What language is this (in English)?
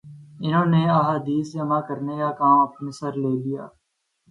Urdu